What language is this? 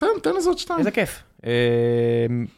Hebrew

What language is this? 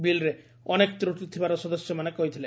Odia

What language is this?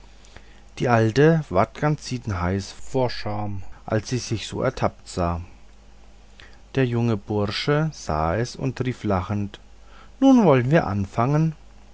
German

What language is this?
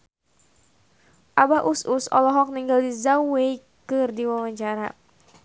Sundanese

